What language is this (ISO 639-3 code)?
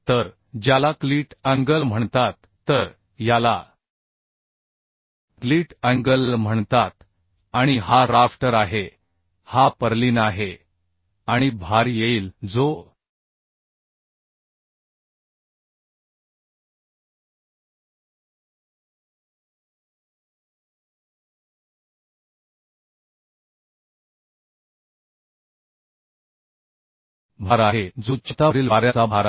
mar